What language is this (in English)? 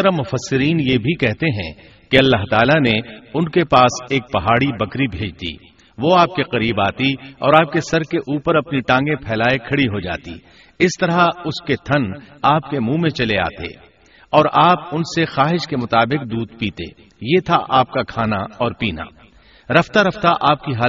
Urdu